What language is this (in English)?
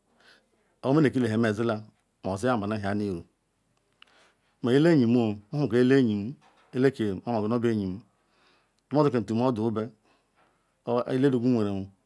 Ikwere